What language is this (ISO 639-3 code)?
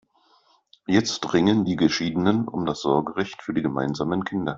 deu